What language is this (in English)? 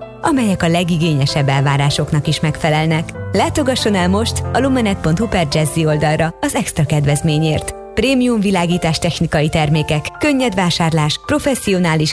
Hungarian